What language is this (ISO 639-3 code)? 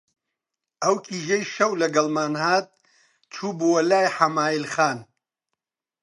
ckb